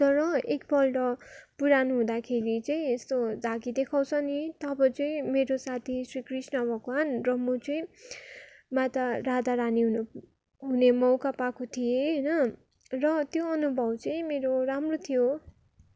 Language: Nepali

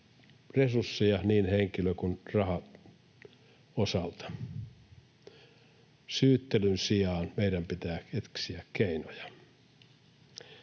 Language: Finnish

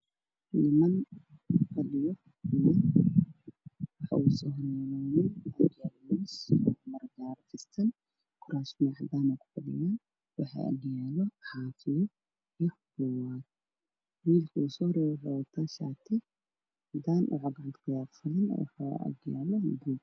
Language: Somali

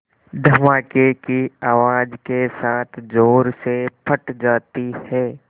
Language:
Hindi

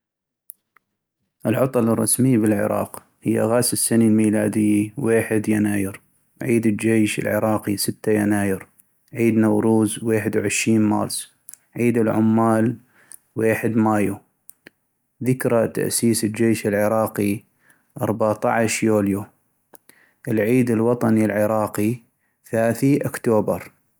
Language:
North Mesopotamian Arabic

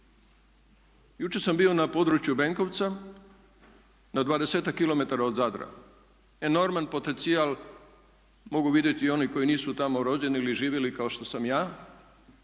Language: Croatian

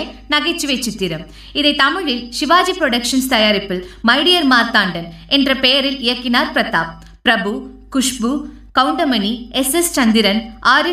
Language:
Tamil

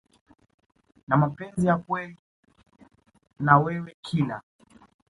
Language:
Swahili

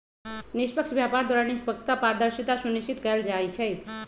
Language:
Magahi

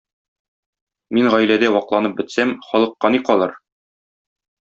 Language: Tatar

